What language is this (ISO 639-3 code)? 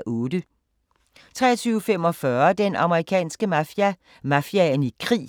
dan